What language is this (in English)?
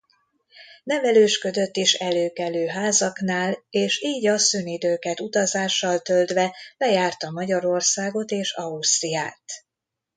Hungarian